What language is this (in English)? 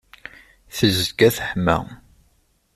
Kabyle